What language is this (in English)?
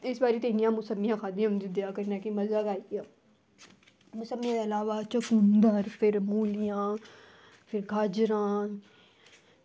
Dogri